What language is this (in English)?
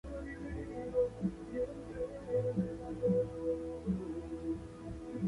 Spanish